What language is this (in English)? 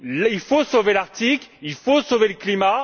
French